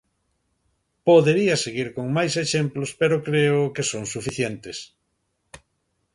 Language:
Galician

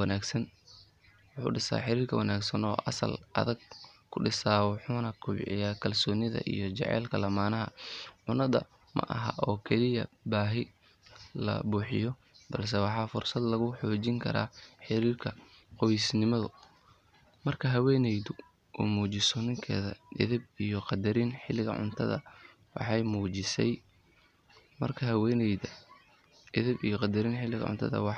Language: Somali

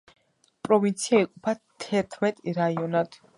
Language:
Georgian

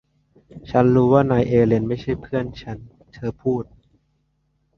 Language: Thai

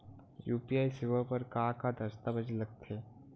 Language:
Chhattisgarhi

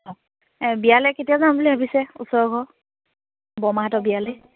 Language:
Assamese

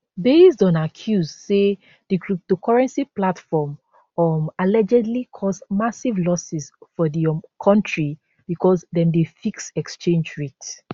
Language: Nigerian Pidgin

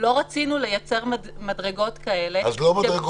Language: Hebrew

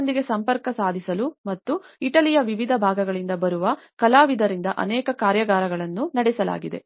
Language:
Kannada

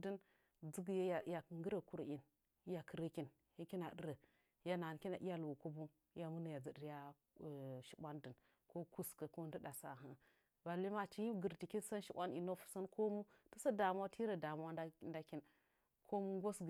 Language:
Nzanyi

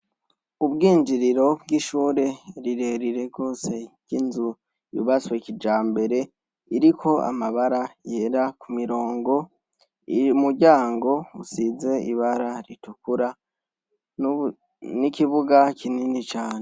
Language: Rundi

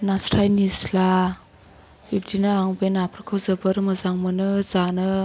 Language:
Bodo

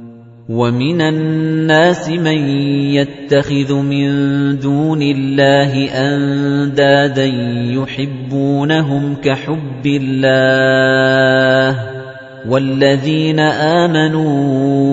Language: Arabic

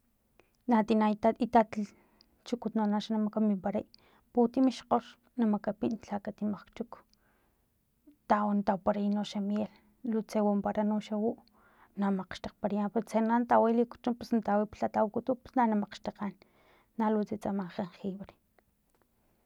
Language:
Filomena Mata-Coahuitlán Totonac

